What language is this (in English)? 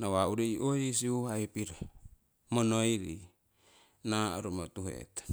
Siwai